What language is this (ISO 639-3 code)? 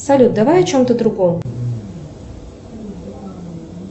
rus